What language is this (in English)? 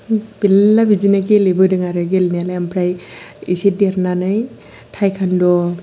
Bodo